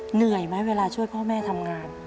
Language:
Thai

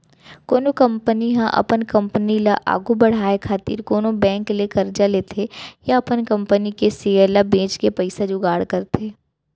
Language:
Chhattisgarhi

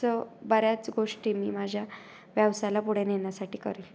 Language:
Marathi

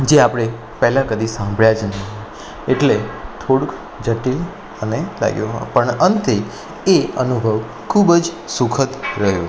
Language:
Gujarati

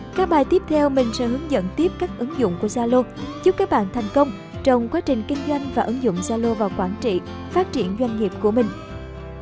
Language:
Vietnamese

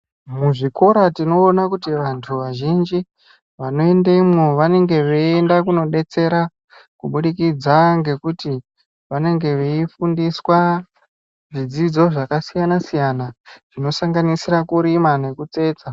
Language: Ndau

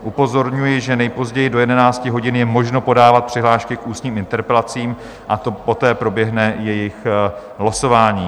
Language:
Czech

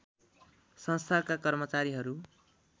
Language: Nepali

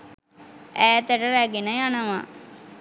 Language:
Sinhala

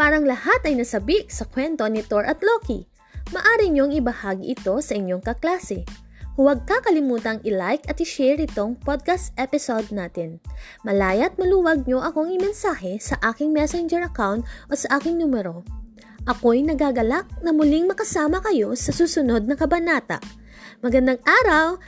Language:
Filipino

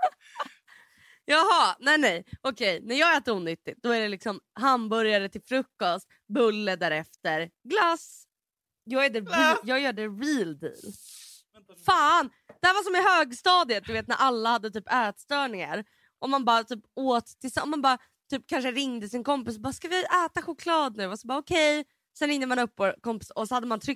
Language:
Swedish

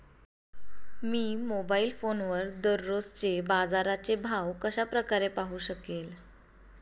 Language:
Marathi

